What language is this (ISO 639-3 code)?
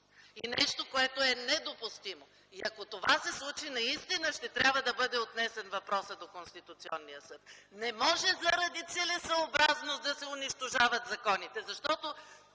bul